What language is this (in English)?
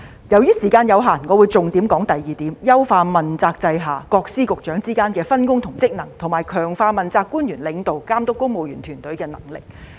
Cantonese